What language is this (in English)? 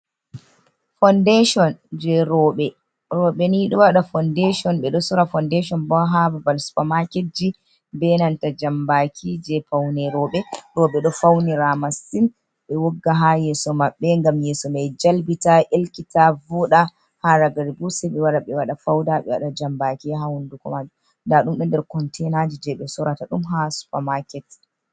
Fula